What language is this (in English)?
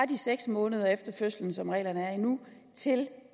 Danish